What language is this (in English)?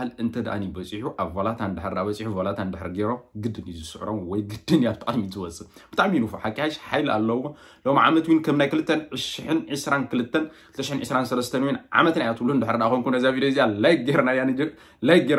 Arabic